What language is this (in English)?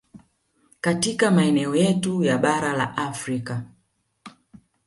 Swahili